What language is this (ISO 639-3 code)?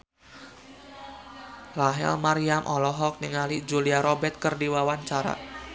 sun